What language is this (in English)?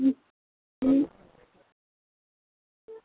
Dogri